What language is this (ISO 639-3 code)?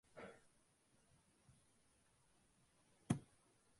tam